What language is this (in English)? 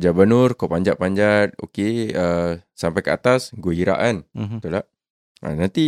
Malay